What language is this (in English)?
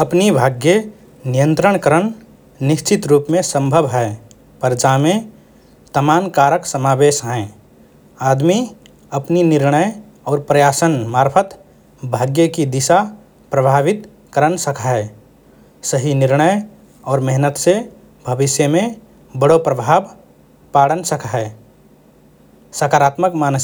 Rana Tharu